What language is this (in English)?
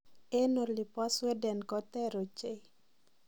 Kalenjin